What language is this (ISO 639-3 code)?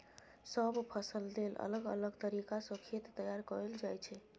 mai